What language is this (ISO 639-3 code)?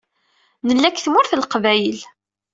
kab